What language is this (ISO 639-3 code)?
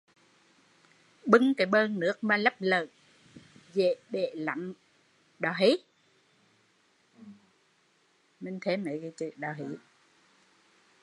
vie